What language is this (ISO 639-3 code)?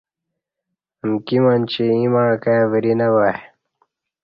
bsh